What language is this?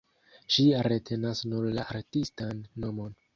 Esperanto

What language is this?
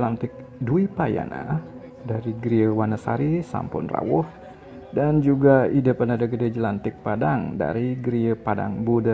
Indonesian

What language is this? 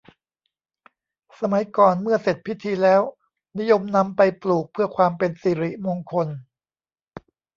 Thai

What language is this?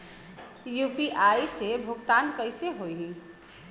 Bhojpuri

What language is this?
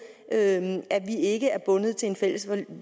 Danish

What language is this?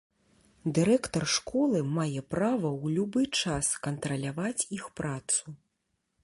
Belarusian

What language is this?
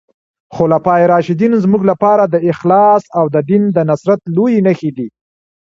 Pashto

